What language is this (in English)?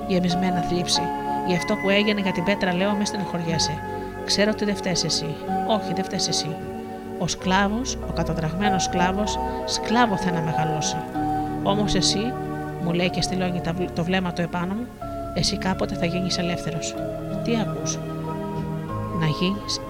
Greek